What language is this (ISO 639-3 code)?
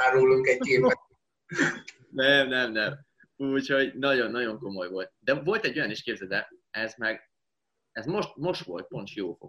hun